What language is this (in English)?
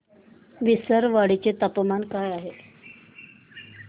Marathi